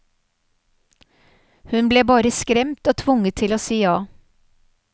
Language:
Norwegian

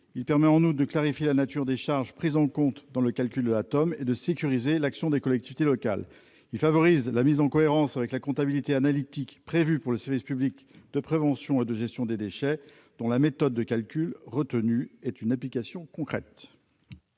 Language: French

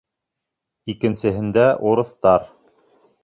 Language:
Bashkir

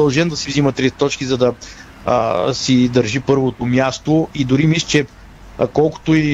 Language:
Bulgarian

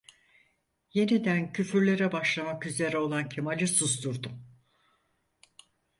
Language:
Turkish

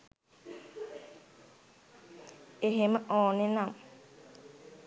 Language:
Sinhala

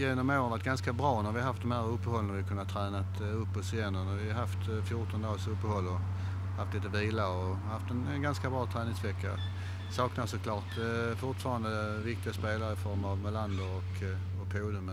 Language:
Swedish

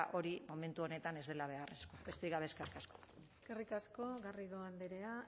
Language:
Basque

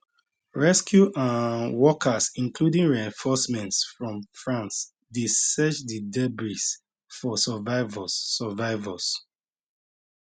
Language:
Nigerian Pidgin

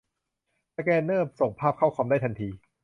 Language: Thai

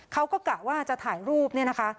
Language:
Thai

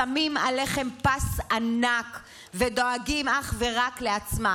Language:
Hebrew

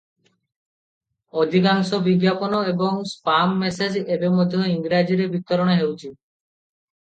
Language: Odia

